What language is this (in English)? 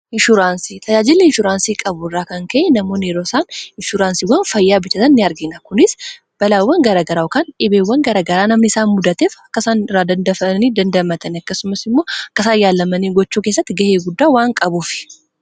Oromo